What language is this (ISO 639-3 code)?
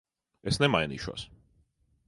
lav